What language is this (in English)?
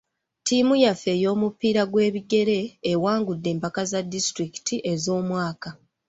Ganda